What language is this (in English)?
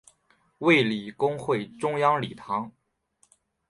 Chinese